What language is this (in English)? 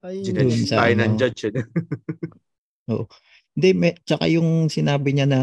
Filipino